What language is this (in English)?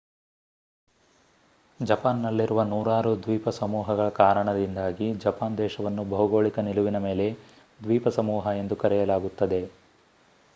Kannada